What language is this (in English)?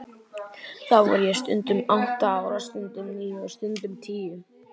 Icelandic